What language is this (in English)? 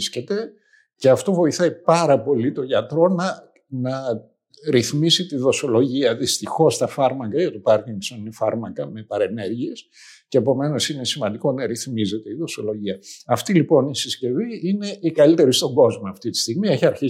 Greek